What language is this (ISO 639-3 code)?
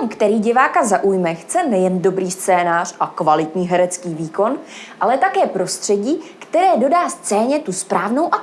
ces